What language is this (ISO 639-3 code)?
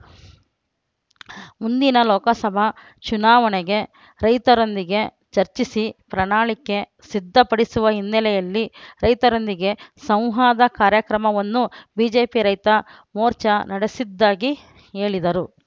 kan